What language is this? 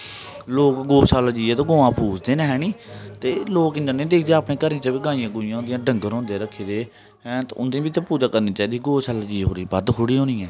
Dogri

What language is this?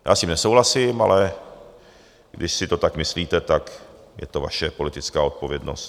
Czech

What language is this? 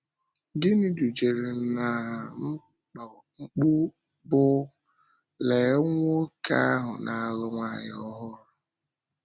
Igbo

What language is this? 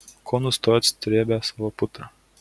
Lithuanian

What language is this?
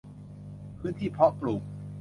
Thai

